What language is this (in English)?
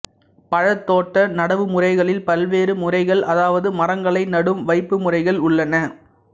Tamil